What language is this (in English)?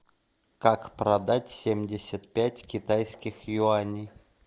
Russian